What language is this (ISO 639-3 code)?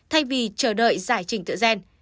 vie